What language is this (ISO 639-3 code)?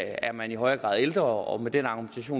dan